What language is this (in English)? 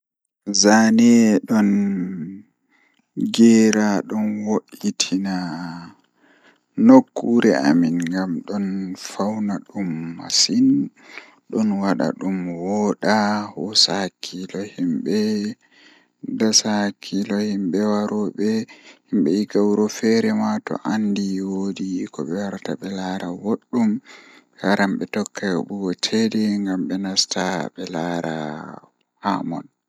Fula